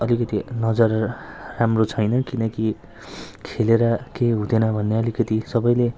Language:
Nepali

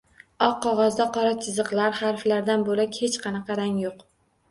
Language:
Uzbek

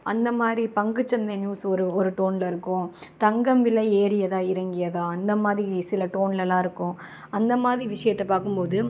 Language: Tamil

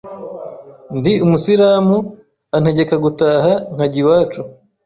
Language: Kinyarwanda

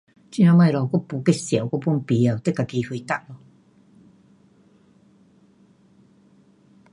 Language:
Pu-Xian Chinese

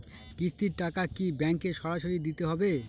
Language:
Bangla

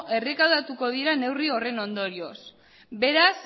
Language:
Basque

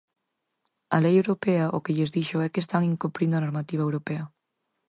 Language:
Galician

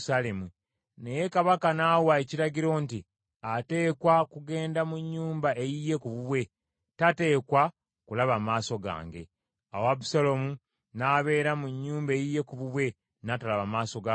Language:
Ganda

